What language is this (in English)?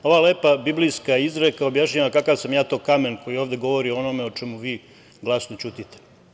Serbian